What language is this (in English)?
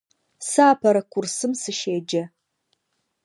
Adyghe